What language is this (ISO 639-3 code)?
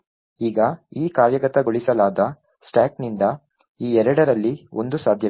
kan